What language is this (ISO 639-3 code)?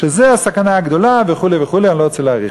heb